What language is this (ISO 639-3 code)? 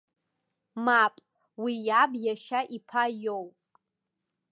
abk